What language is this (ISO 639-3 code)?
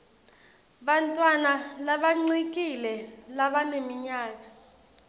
ssw